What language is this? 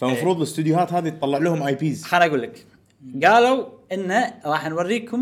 Arabic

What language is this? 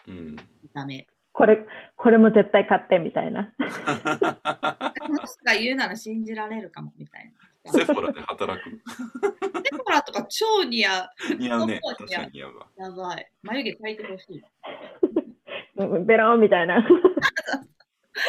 Japanese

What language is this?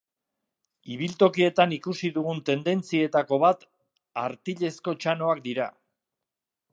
Basque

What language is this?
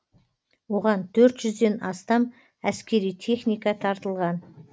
Kazakh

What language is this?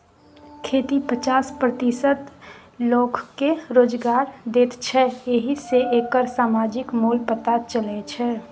Maithili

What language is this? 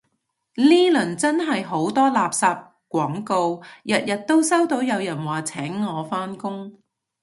Cantonese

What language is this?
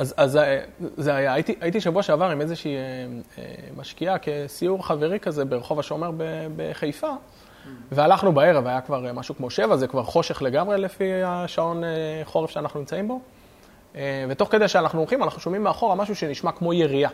Hebrew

